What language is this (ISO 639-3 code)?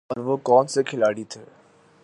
urd